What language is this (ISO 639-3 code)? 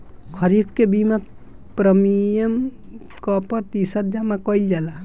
bho